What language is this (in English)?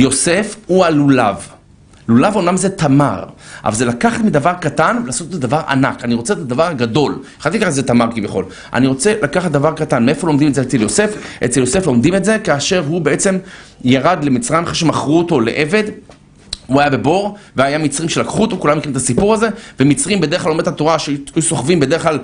Hebrew